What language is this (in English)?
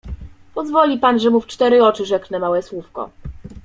Polish